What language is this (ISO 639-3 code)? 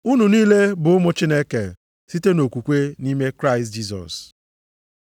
ibo